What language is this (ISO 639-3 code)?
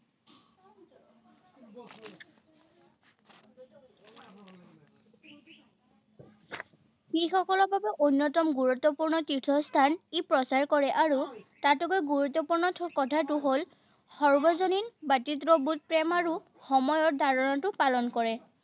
asm